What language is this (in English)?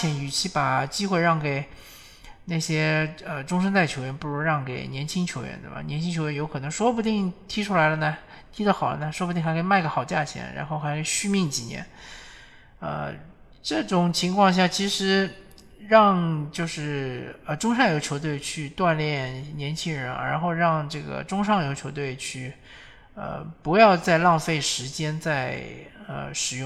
Chinese